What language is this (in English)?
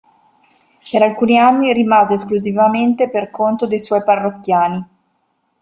Italian